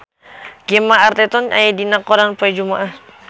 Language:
Sundanese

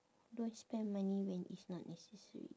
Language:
English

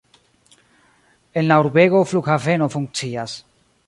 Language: Esperanto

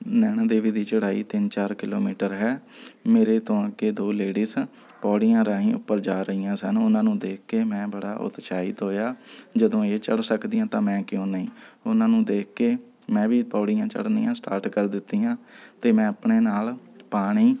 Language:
Punjabi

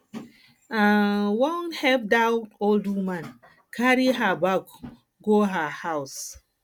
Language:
Nigerian Pidgin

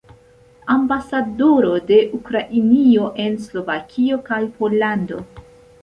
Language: Esperanto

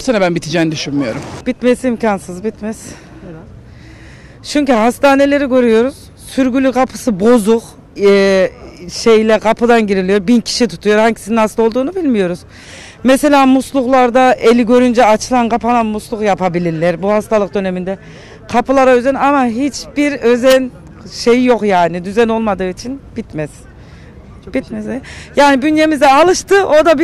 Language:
Turkish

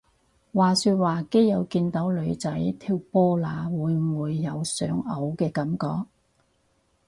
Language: Cantonese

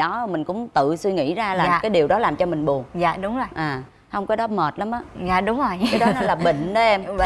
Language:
Vietnamese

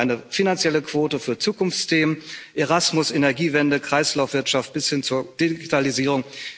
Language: German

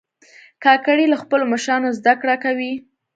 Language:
Pashto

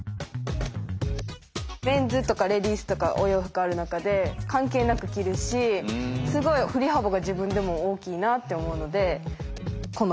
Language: Japanese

